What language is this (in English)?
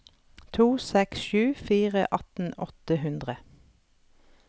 Norwegian